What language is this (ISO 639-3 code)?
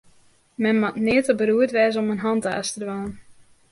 fry